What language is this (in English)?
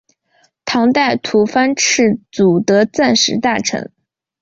Chinese